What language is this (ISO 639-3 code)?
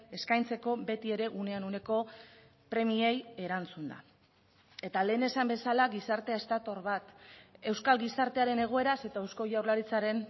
eus